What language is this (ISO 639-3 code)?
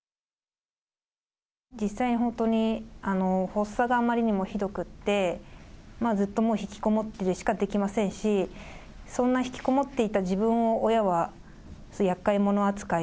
jpn